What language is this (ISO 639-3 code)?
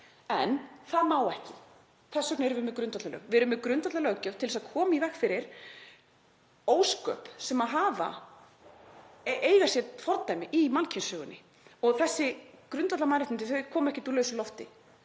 isl